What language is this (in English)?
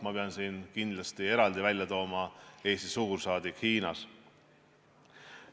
Estonian